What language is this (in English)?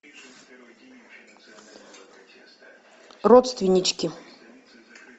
Russian